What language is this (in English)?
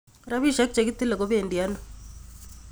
Kalenjin